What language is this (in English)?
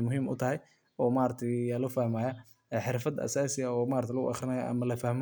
Somali